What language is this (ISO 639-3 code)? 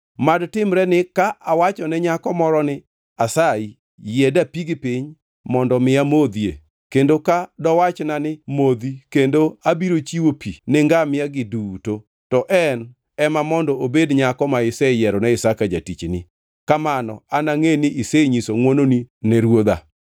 luo